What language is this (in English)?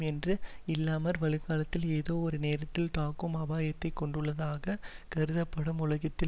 Tamil